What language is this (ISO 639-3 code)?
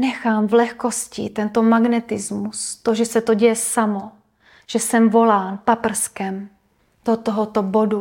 ces